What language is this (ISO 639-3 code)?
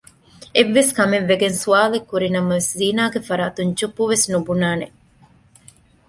div